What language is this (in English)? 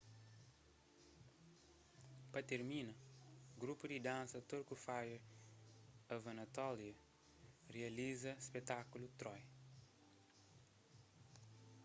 Kabuverdianu